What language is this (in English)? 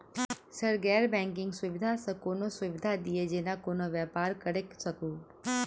Maithili